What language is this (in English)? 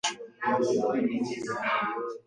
Swahili